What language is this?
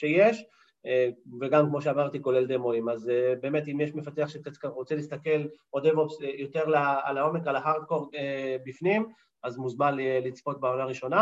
Hebrew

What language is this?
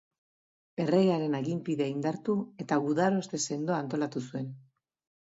Basque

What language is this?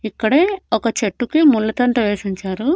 Telugu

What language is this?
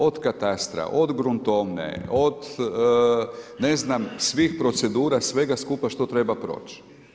Croatian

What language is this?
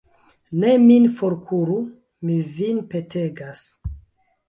Esperanto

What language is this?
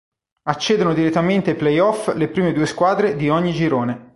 Italian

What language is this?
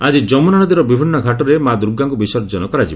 Odia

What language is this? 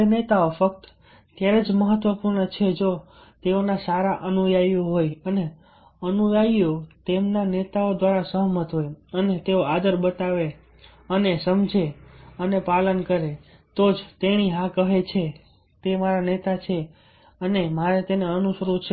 Gujarati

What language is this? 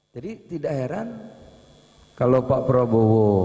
Indonesian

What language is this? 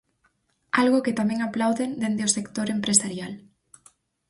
Galician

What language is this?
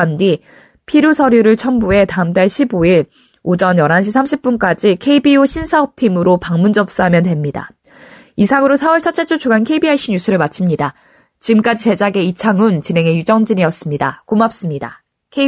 Korean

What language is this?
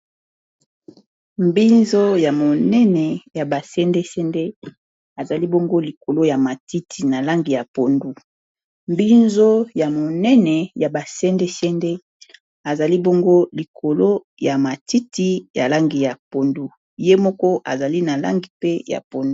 Lingala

